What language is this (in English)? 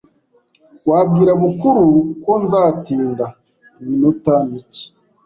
Kinyarwanda